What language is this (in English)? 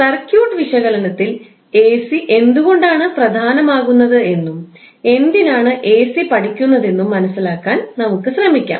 Malayalam